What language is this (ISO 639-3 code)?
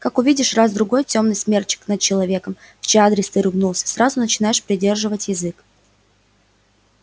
rus